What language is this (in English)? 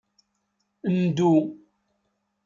Kabyle